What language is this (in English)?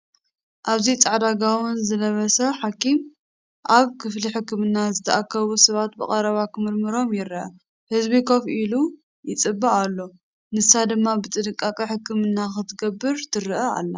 Tigrinya